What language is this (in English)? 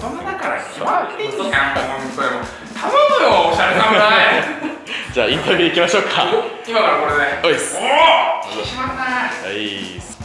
Japanese